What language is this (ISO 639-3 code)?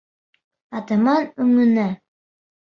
bak